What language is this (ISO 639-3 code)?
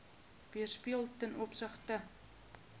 afr